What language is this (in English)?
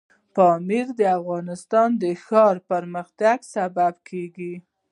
Pashto